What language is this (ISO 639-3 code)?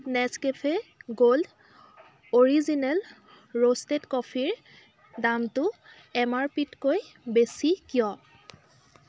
asm